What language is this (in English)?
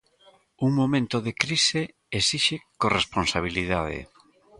Galician